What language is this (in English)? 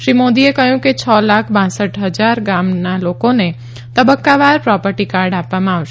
Gujarati